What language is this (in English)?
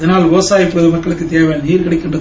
Tamil